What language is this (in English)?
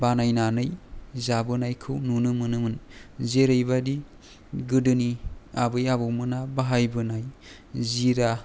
Bodo